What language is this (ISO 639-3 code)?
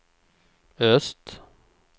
swe